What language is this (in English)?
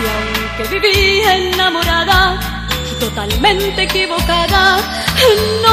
Romanian